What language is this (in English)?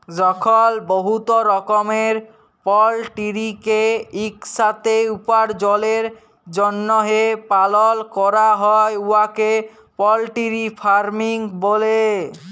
Bangla